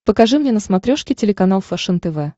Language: Russian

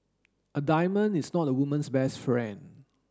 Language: English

